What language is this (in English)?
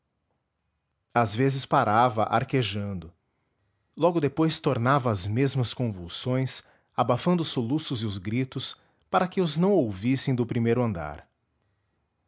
Portuguese